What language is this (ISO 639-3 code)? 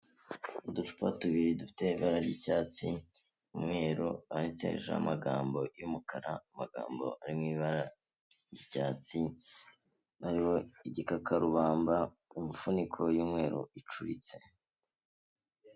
kin